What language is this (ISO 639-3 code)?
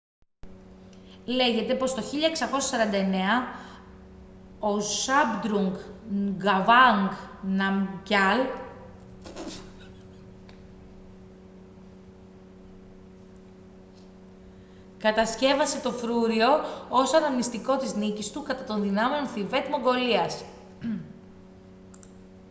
ell